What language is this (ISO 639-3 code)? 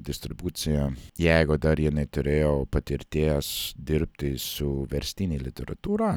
lit